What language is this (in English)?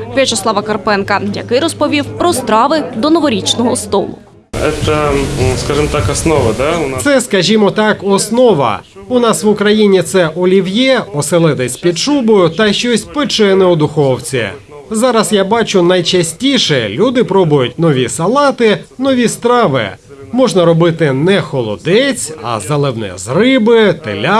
Ukrainian